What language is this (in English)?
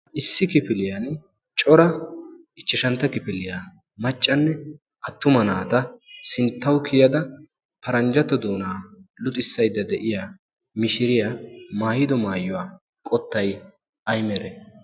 Wolaytta